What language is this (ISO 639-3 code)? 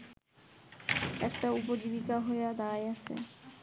ben